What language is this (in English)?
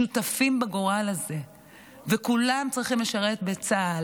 Hebrew